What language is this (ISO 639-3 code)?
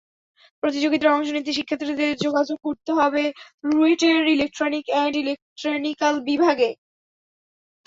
ben